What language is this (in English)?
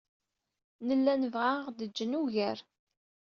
Kabyle